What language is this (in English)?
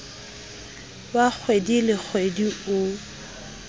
Southern Sotho